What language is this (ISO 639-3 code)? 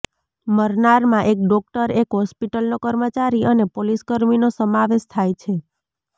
guj